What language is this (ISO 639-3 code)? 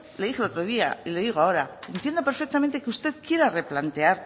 spa